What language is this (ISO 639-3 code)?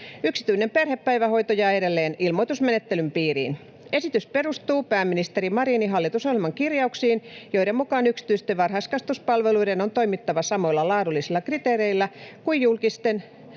fin